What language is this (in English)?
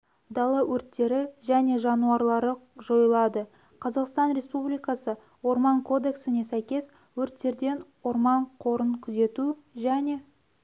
Kazakh